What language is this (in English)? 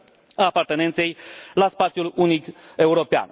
Romanian